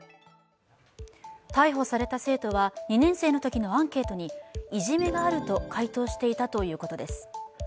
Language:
Japanese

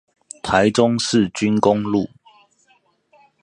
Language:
Chinese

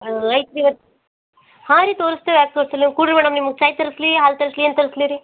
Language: Kannada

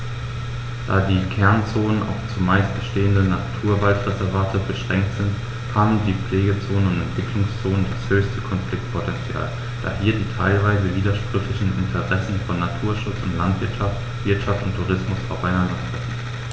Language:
German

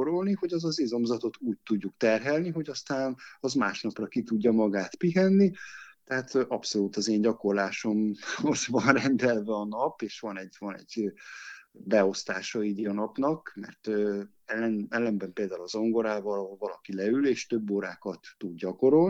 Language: Hungarian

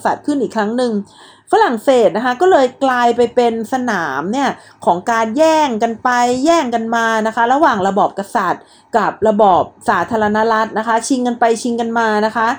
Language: Thai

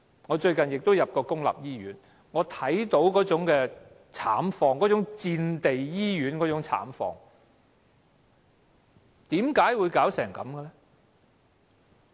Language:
Cantonese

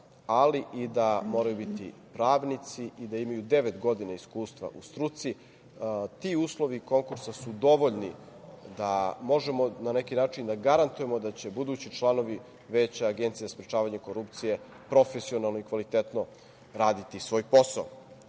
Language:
Serbian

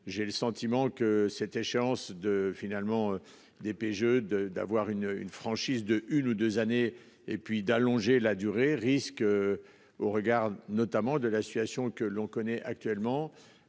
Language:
French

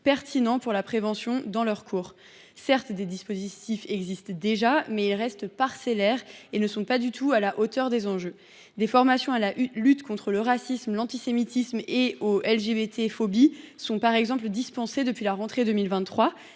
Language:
French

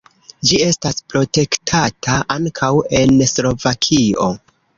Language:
Esperanto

